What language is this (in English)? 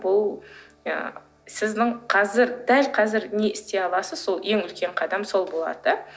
Kazakh